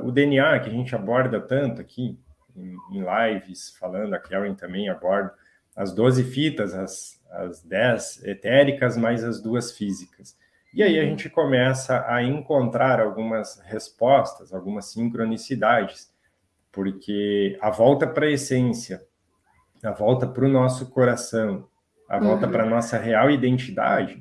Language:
Portuguese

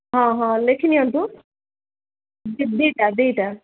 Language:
Odia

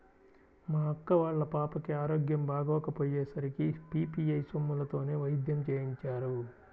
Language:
Telugu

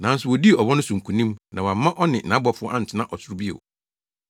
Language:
Akan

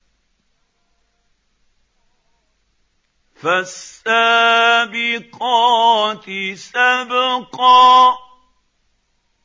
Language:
Arabic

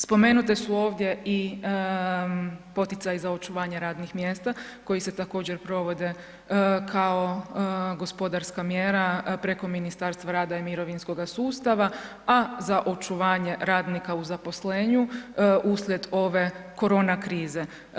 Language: Croatian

